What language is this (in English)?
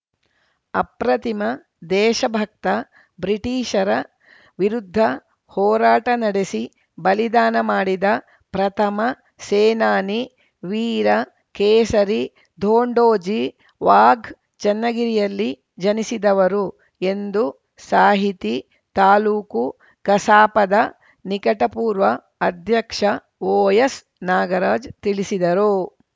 Kannada